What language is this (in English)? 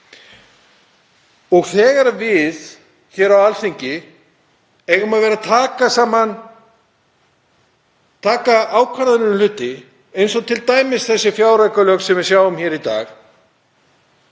Icelandic